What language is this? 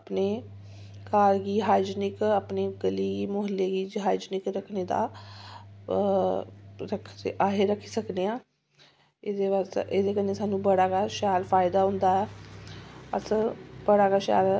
Dogri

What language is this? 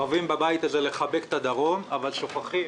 Hebrew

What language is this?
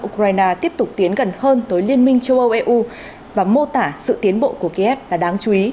Vietnamese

